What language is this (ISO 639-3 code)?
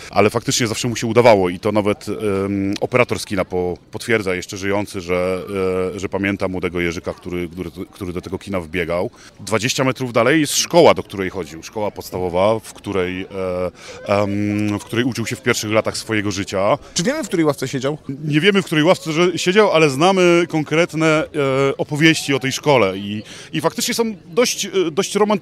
pol